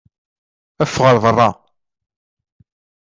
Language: Kabyle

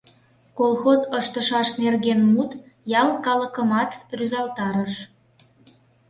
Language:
Mari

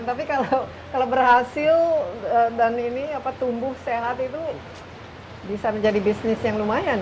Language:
Indonesian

